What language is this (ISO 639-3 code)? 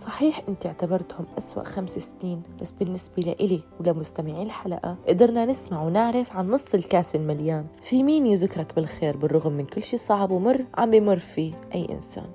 ara